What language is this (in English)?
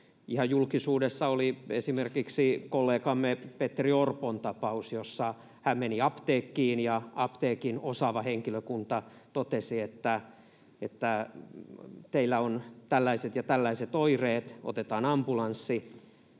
Finnish